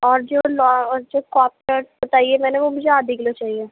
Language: Urdu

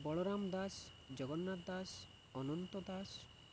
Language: Odia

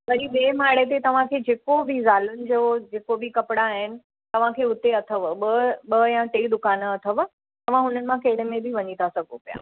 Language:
Sindhi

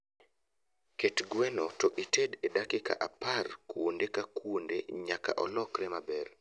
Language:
Luo (Kenya and Tanzania)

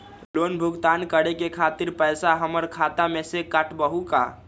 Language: Magahi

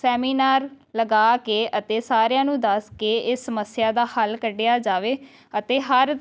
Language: Punjabi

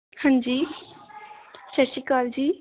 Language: Punjabi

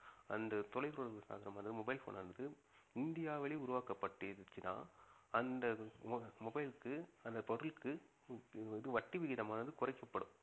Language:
Tamil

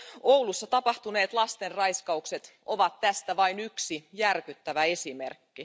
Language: Finnish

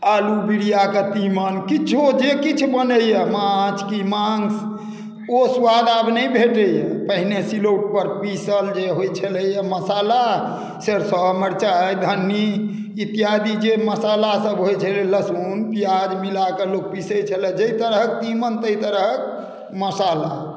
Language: Maithili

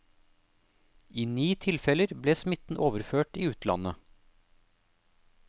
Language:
Norwegian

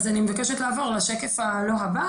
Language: Hebrew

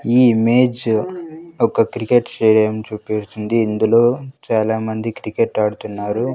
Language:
Telugu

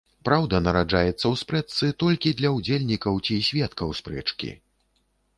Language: Belarusian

